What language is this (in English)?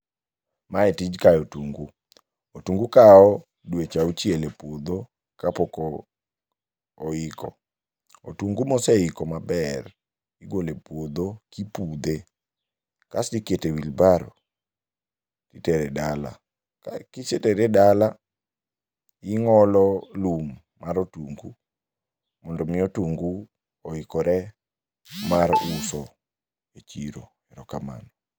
Luo (Kenya and Tanzania)